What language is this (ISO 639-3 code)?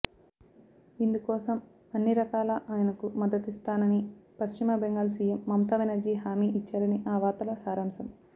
tel